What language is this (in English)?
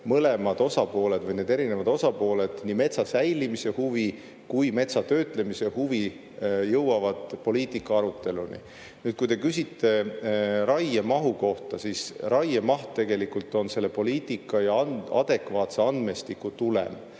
Estonian